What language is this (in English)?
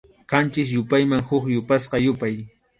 Arequipa-La Unión Quechua